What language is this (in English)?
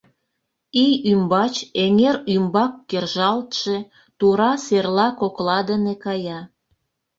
Mari